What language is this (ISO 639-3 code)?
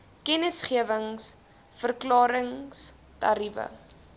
afr